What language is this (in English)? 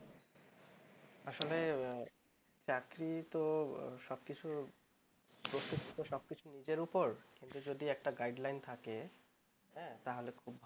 Bangla